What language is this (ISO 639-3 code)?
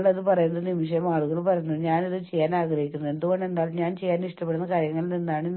mal